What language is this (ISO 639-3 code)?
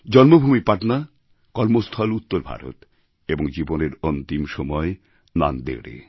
ben